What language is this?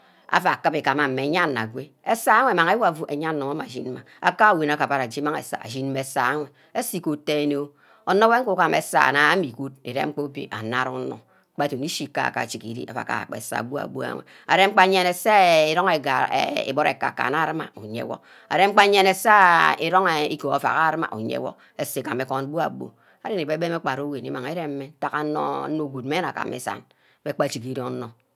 Ubaghara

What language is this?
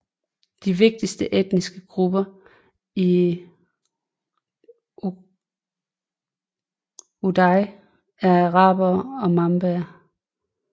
Danish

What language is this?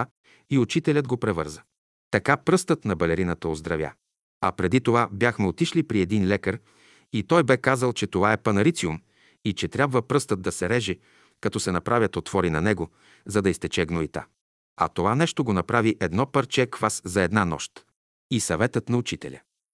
Bulgarian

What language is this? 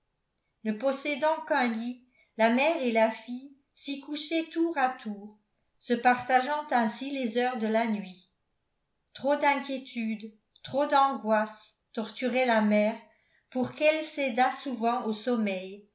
French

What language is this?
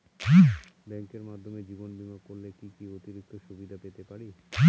Bangla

